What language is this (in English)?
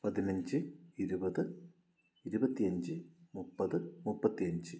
Malayalam